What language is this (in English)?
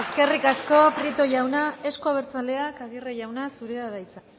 Basque